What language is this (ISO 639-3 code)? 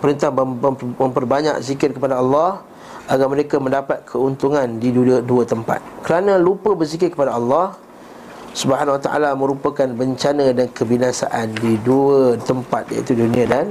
msa